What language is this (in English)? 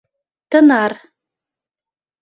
Mari